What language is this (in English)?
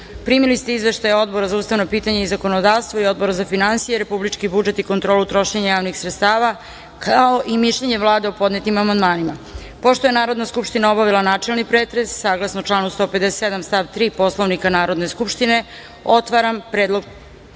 Serbian